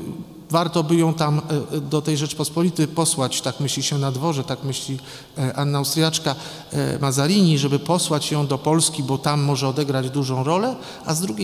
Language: Polish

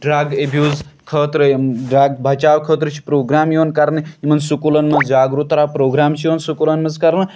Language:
Kashmiri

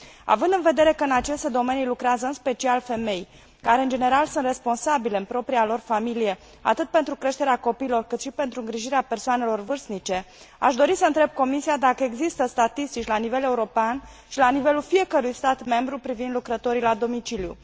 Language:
Romanian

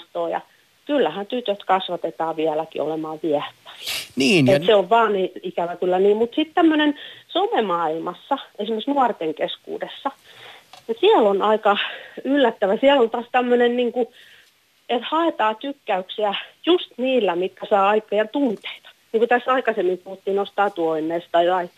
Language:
Finnish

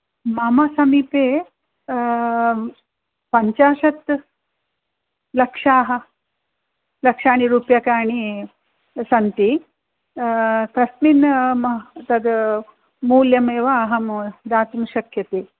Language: Sanskrit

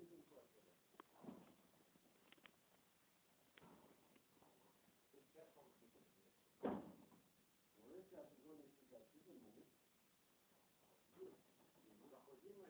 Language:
Russian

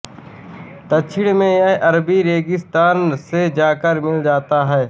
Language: Hindi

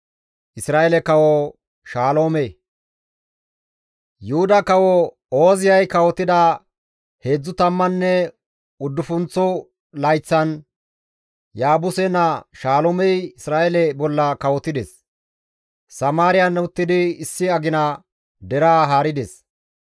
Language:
Gamo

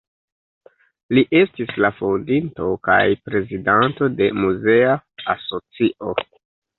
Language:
Esperanto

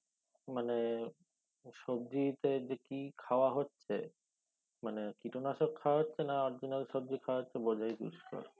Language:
Bangla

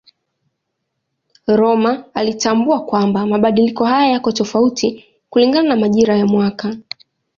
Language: Swahili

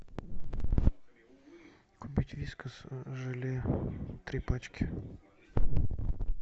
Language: Russian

